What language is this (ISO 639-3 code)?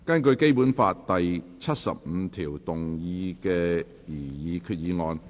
yue